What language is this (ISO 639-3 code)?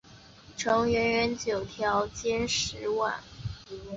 zho